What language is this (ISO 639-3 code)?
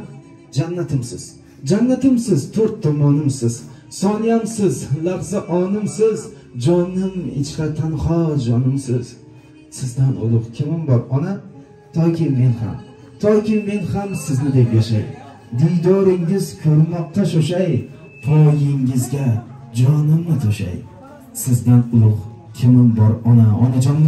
tur